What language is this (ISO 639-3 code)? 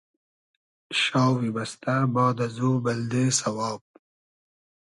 haz